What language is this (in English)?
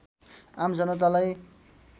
Nepali